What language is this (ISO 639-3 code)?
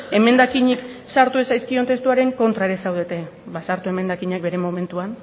eus